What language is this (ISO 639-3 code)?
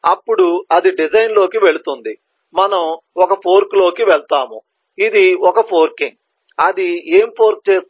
tel